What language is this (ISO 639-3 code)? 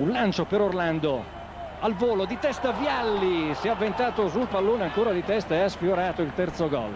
ita